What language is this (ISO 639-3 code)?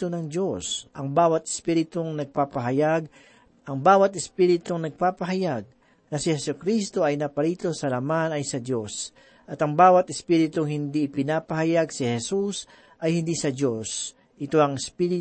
fil